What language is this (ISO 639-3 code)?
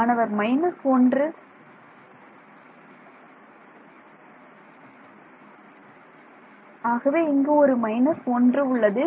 tam